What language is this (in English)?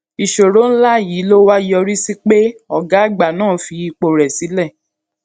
Yoruba